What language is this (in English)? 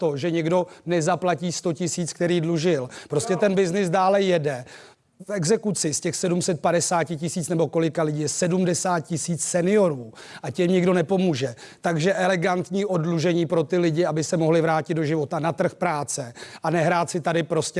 Czech